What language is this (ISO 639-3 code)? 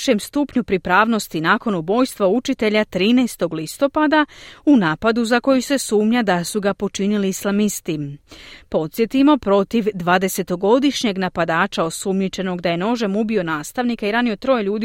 hrv